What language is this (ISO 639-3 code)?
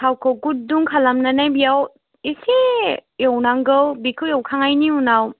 brx